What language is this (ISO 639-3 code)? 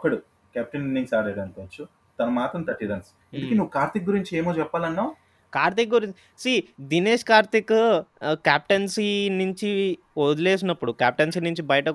tel